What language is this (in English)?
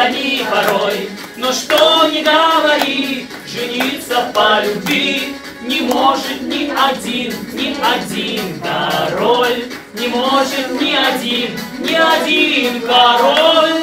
Russian